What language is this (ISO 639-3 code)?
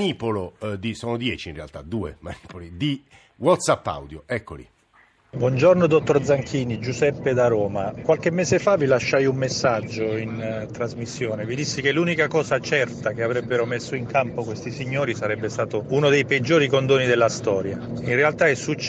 ita